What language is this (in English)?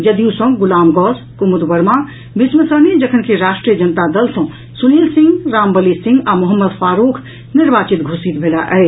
Maithili